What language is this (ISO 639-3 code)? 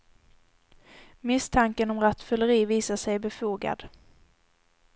swe